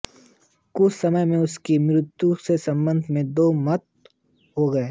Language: Hindi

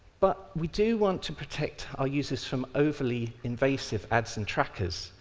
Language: English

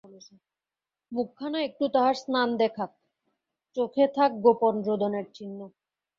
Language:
Bangla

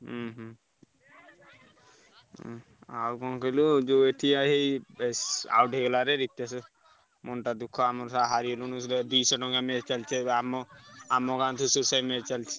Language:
Odia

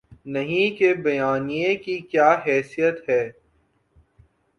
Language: Urdu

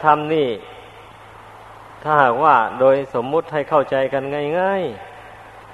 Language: Thai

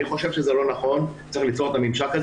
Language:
Hebrew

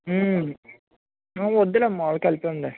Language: Telugu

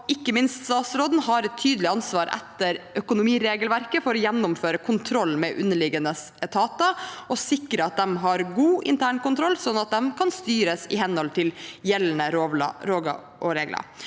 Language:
Norwegian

